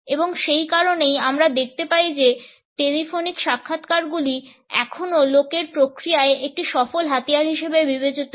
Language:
Bangla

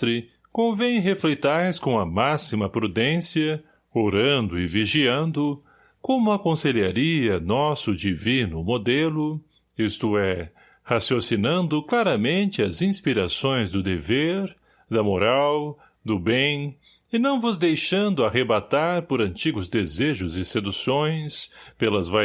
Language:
Portuguese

